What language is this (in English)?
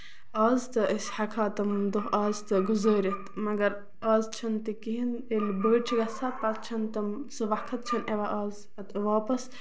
Kashmiri